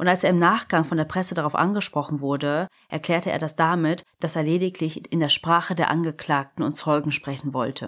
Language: German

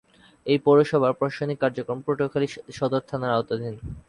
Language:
Bangla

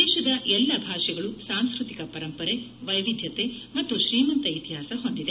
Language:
Kannada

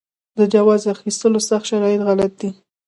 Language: Pashto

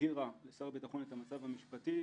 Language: Hebrew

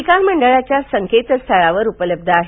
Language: Marathi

